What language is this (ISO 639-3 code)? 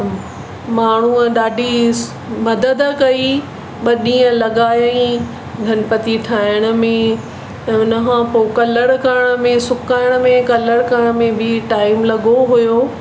snd